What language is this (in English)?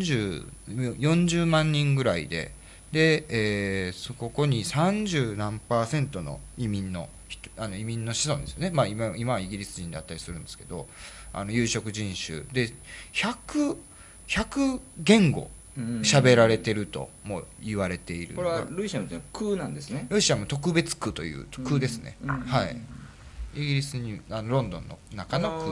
Japanese